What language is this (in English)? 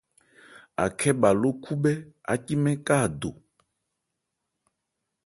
Ebrié